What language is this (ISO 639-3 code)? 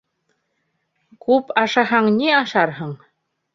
bak